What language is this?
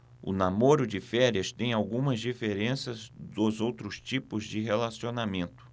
Portuguese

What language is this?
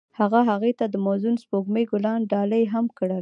Pashto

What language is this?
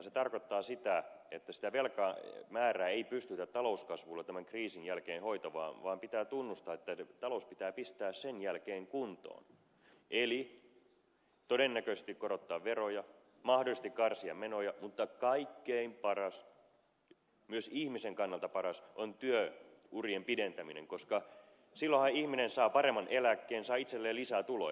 Finnish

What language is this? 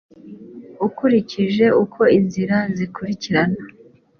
Kinyarwanda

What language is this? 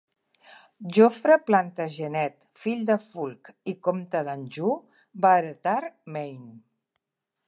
Catalan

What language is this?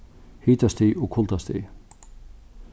Faroese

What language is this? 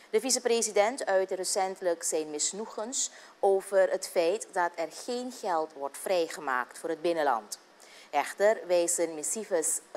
Dutch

